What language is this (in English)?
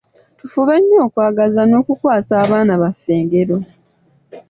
Ganda